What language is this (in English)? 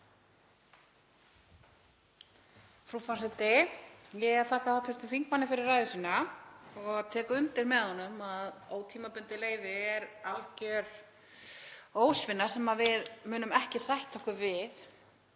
Icelandic